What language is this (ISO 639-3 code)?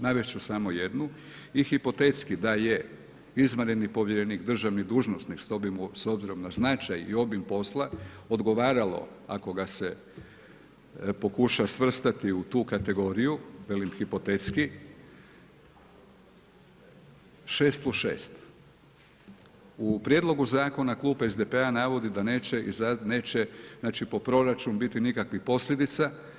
hrv